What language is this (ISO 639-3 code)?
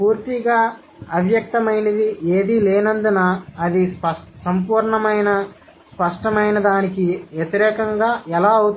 tel